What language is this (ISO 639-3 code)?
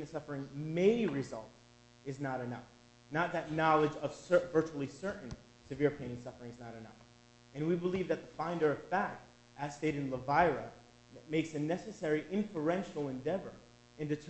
eng